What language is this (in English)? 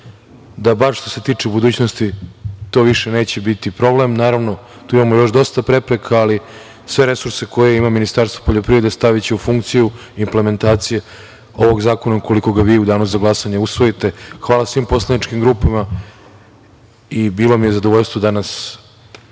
Serbian